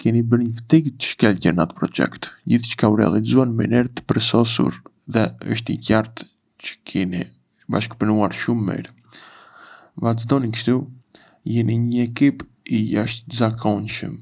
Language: Arbëreshë Albanian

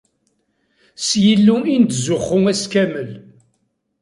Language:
Kabyle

